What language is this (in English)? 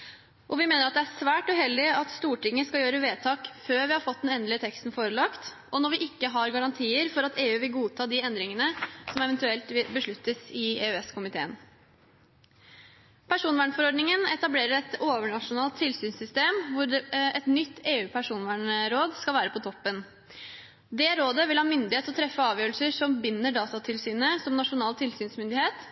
Norwegian Bokmål